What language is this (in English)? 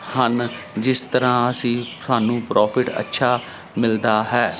Punjabi